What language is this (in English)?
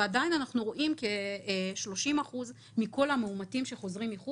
Hebrew